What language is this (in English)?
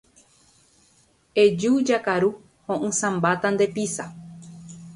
Guarani